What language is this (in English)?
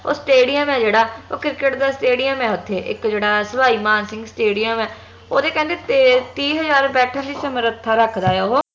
Punjabi